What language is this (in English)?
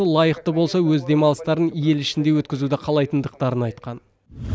Kazakh